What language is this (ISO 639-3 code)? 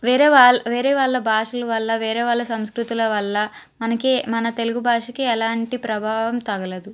tel